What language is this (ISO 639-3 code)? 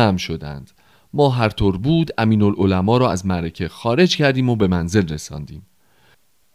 fas